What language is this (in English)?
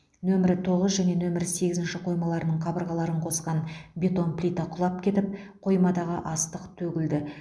Kazakh